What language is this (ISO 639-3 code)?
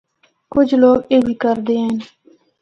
hno